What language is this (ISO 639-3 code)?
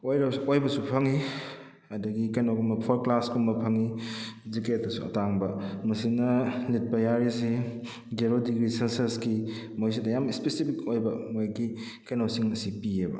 mni